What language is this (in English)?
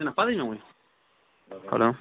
Kashmiri